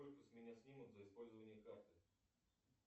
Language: Russian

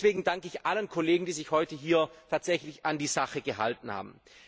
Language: German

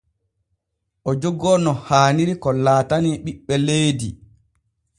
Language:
Borgu Fulfulde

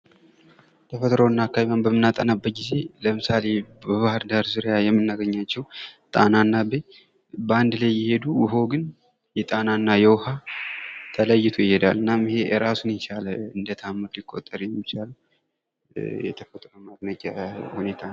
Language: Amharic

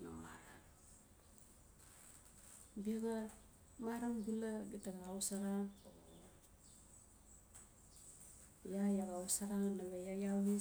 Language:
Notsi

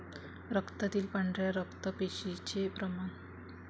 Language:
Marathi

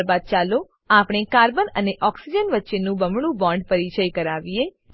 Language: Gujarati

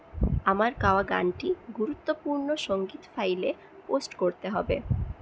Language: Bangla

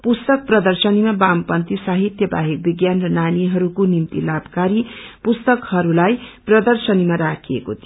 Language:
Nepali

